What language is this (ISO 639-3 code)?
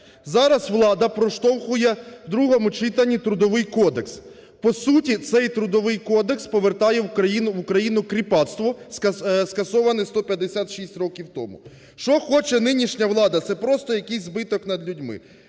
ukr